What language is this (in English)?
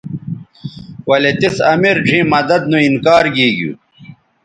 Bateri